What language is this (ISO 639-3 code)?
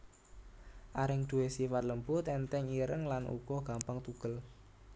jav